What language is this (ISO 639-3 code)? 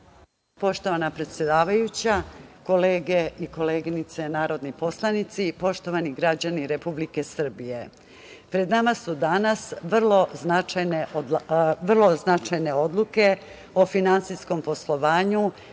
srp